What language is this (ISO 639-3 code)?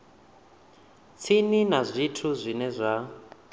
ven